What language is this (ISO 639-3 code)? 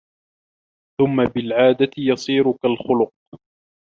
ara